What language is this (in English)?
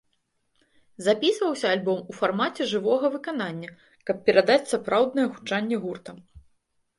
Belarusian